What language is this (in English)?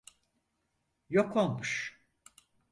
Turkish